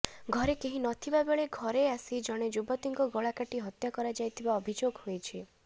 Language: Odia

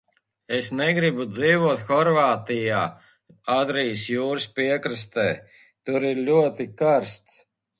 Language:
Latvian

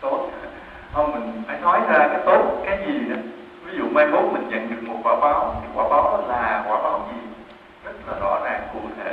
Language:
Vietnamese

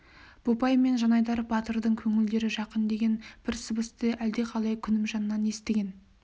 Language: Kazakh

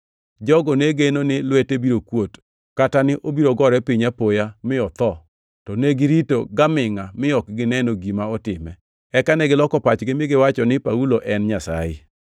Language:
Luo (Kenya and Tanzania)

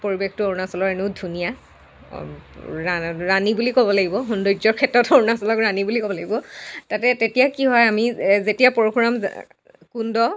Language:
Assamese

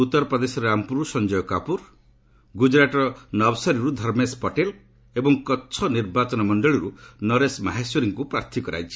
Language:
Odia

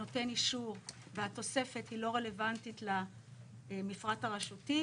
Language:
Hebrew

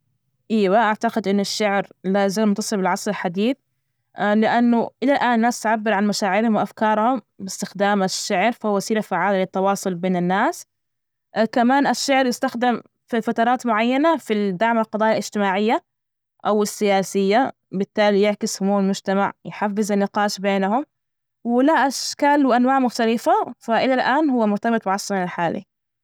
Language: Najdi Arabic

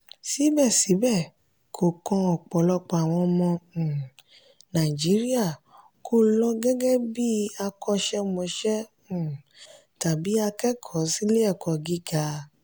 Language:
Yoruba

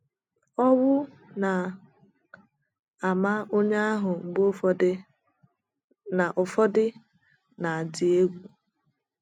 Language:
Igbo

